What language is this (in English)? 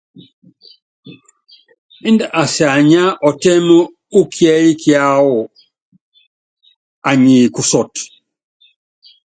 Yangben